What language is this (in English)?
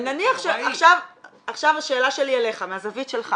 Hebrew